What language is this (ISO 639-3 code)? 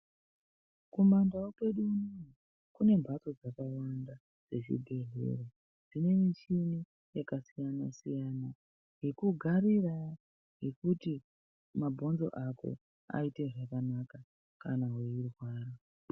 ndc